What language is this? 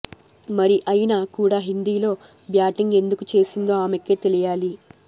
Telugu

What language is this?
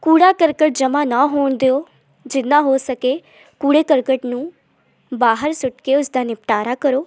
Punjabi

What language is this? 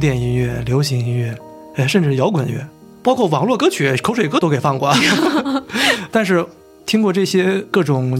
Chinese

